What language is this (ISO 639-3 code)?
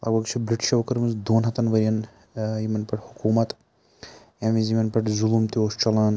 kas